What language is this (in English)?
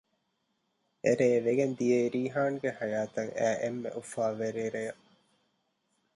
Divehi